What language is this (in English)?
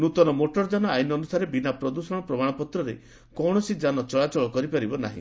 Odia